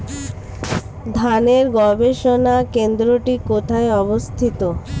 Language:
Bangla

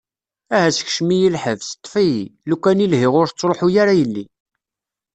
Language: Kabyle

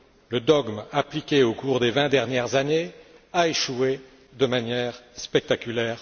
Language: French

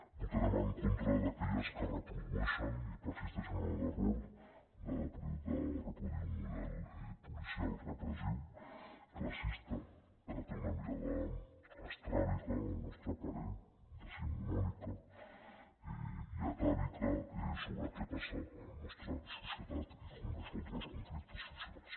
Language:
Catalan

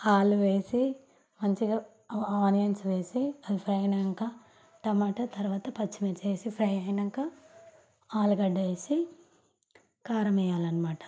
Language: Telugu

